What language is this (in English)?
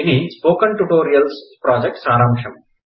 Telugu